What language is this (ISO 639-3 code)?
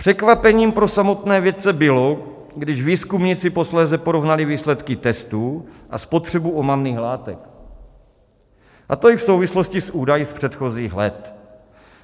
ces